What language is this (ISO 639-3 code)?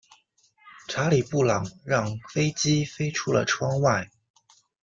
zho